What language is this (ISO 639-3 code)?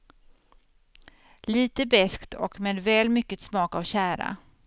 swe